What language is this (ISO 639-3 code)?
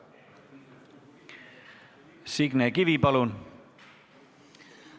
est